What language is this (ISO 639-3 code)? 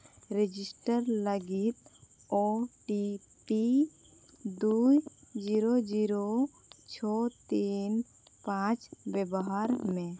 sat